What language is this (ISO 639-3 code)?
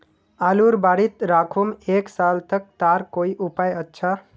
mag